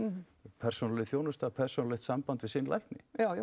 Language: Icelandic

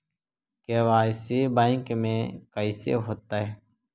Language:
Magahi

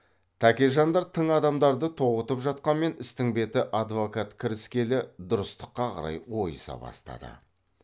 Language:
Kazakh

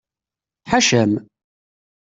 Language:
Kabyle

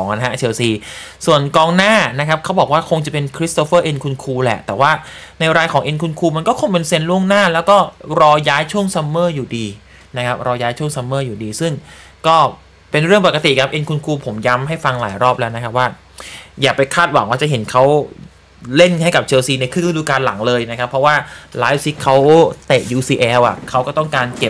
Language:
Thai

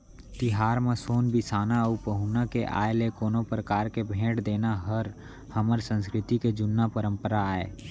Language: Chhattisgarhi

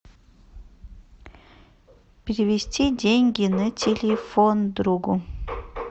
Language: Russian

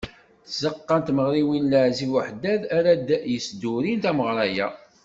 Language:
Kabyle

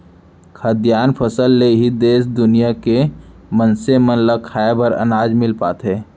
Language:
Chhattisgarhi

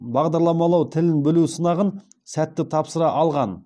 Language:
Kazakh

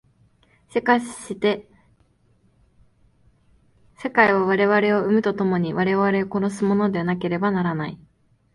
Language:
Japanese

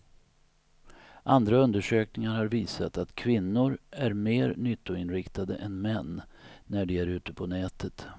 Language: Swedish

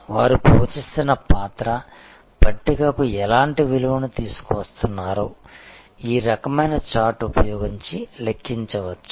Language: Telugu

